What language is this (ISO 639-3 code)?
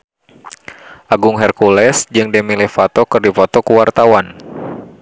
sun